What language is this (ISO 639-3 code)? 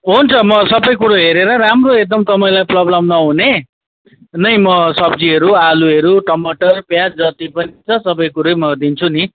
nep